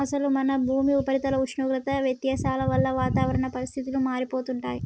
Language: Telugu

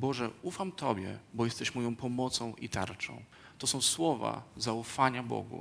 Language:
Polish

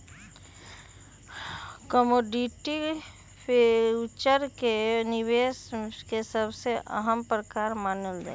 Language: Magahi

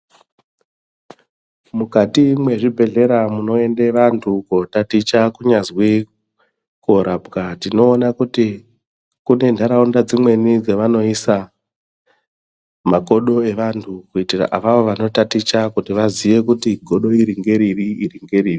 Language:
Ndau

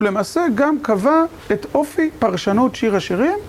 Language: Hebrew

